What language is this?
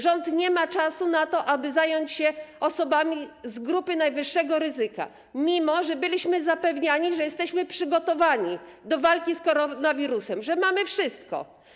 Polish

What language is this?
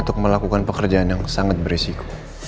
Indonesian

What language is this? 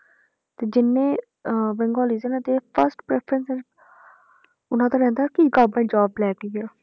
Punjabi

